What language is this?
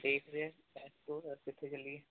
Punjabi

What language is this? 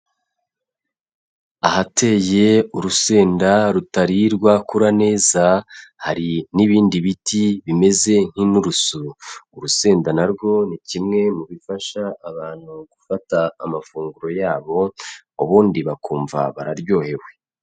Kinyarwanda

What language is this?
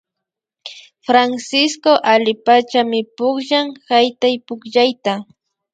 Imbabura Highland Quichua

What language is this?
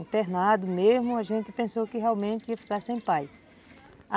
Portuguese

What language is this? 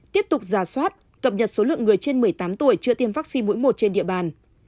Vietnamese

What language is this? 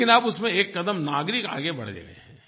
Hindi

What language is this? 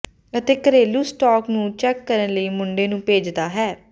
Punjabi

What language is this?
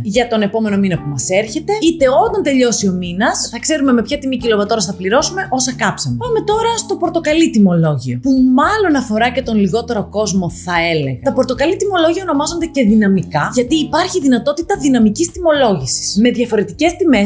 Greek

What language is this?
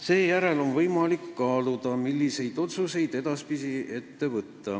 Estonian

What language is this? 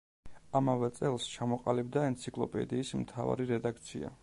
Georgian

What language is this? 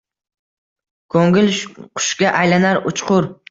Uzbek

